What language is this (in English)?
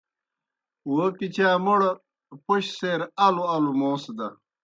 Kohistani Shina